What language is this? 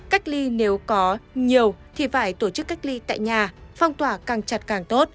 Vietnamese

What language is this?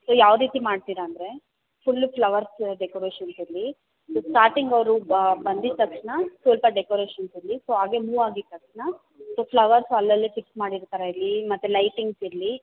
Kannada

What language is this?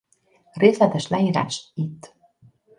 Hungarian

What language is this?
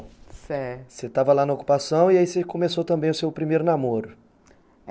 Portuguese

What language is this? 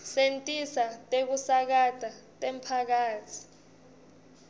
Swati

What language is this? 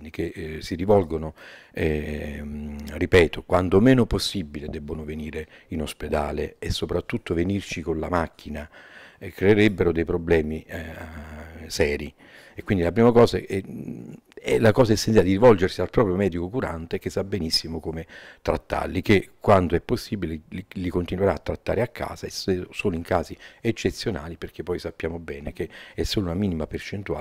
Italian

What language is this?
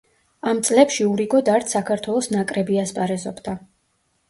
Georgian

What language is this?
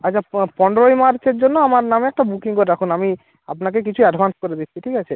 Bangla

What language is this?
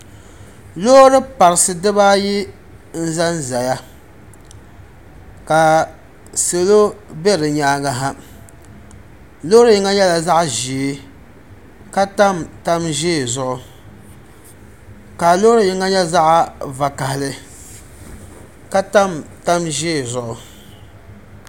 Dagbani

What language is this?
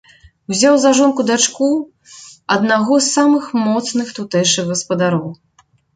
Belarusian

